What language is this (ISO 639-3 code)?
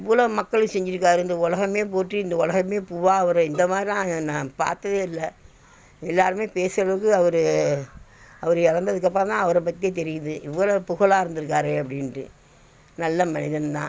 tam